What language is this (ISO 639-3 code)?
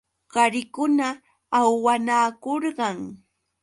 qux